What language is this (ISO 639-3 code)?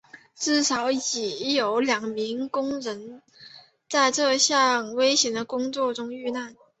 zho